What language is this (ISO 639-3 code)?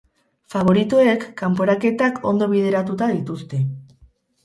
eus